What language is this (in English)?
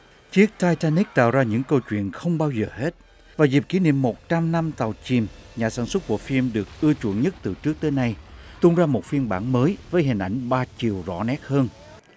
Vietnamese